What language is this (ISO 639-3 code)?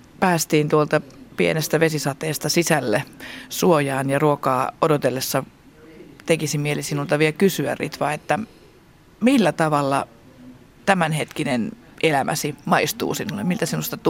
fin